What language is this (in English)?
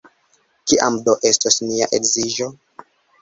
Esperanto